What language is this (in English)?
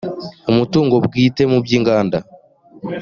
Kinyarwanda